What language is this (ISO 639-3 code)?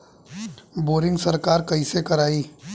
bho